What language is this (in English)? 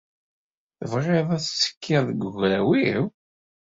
Kabyle